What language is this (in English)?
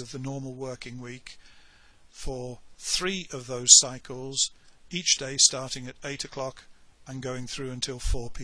English